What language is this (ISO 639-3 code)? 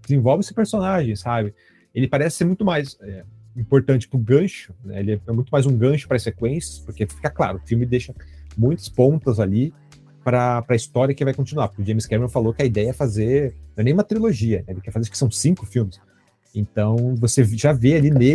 por